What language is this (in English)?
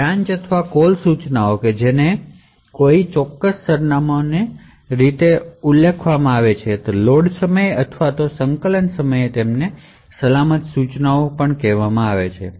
Gujarati